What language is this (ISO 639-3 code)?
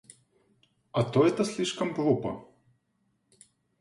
rus